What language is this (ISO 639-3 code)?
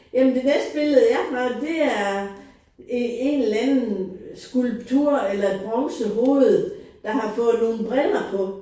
dan